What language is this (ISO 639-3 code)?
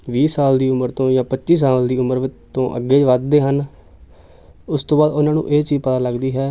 pan